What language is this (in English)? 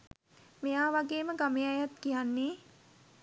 Sinhala